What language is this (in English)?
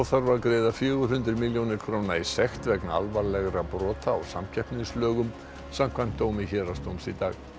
Icelandic